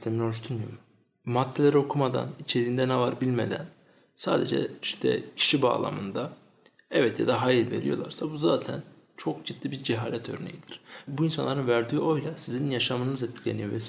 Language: Turkish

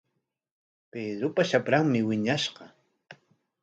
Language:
Corongo Ancash Quechua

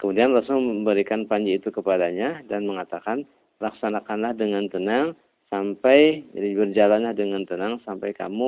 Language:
Indonesian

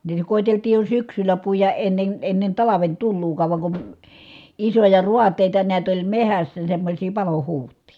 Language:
Finnish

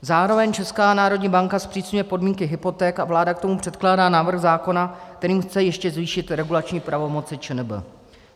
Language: Czech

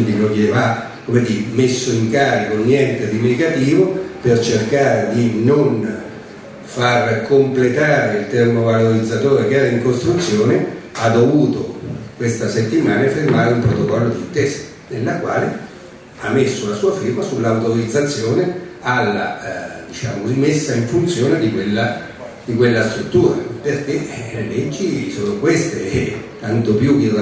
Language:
Italian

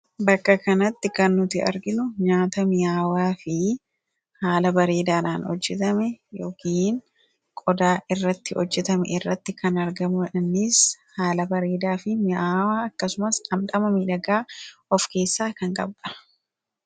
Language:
Oromo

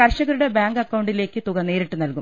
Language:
Malayalam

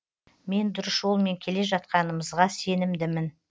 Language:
Kazakh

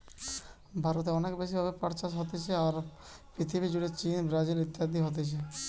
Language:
Bangla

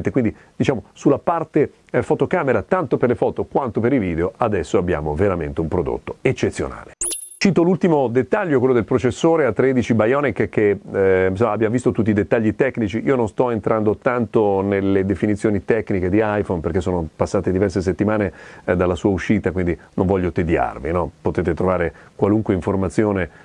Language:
Italian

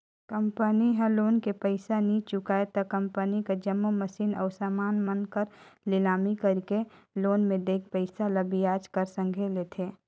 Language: Chhattisgarhi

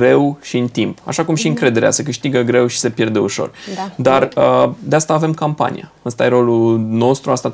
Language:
Romanian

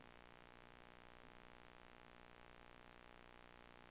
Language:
Swedish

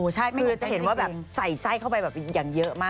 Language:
Thai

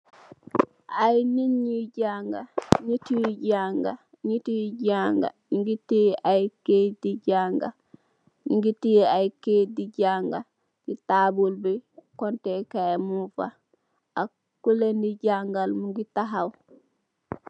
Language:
Wolof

